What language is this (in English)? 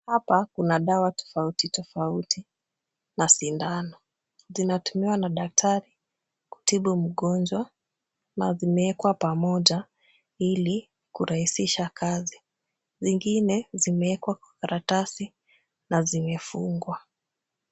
Swahili